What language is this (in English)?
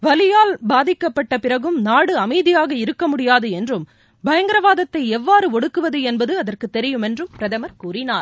Tamil